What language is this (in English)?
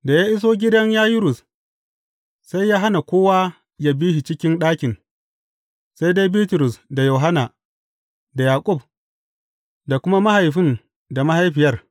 Hausa